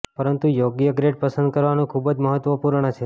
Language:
Gujarati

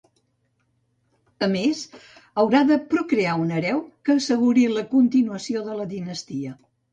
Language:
Catalan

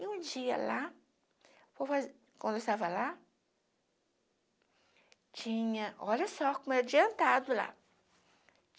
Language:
Portuguese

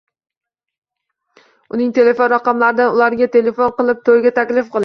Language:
Uzbek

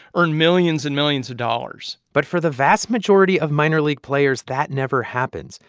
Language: English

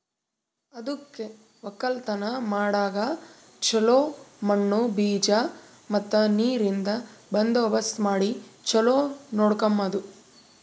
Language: Kannada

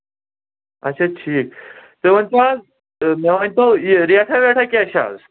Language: Kashmiri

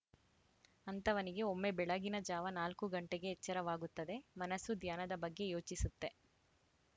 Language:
Kannada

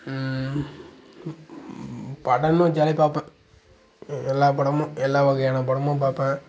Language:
Tamil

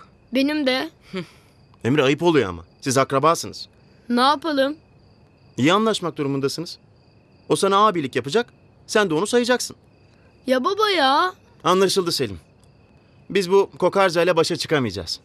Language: Turkish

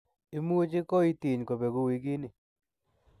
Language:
Kalenjin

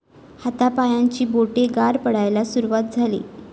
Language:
Marathi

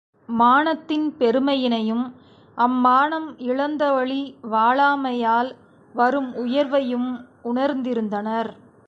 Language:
Tamil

